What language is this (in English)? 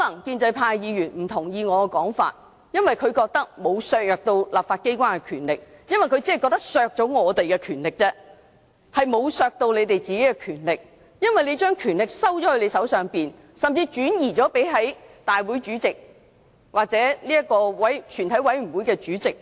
Cantonese